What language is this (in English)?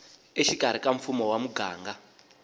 Tsonga